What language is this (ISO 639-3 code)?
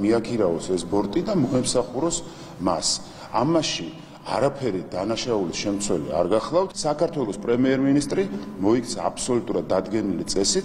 ron